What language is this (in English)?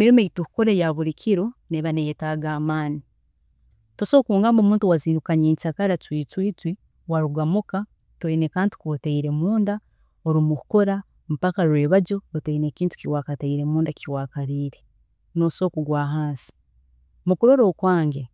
Tooro